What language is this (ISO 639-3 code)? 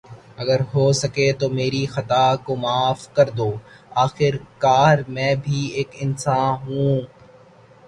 urd